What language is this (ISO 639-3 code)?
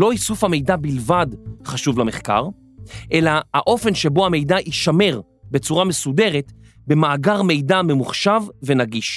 heb